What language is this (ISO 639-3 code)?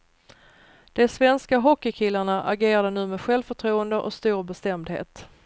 swe